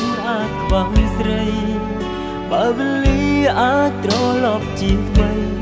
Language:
Thai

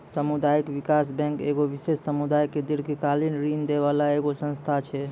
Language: Maithili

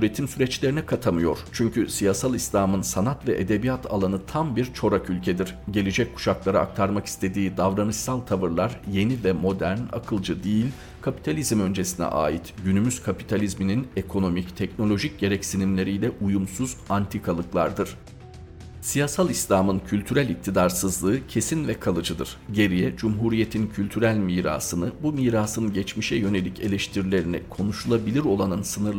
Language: Turkish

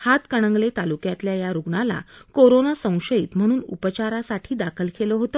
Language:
Marathi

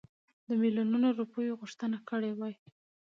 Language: Pashto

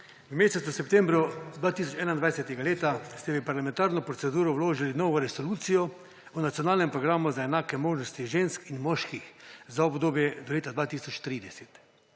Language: Slovenian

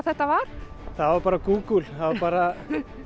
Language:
Icelandic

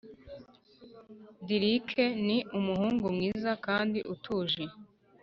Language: Kinyarwanda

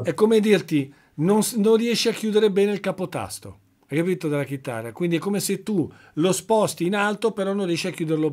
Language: Italian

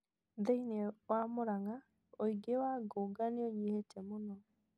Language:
Kikuyu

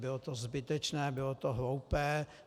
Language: Czech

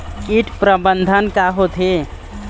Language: Chhattisgarhi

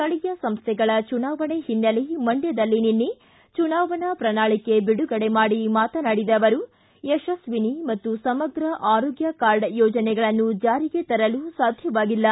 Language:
Kannada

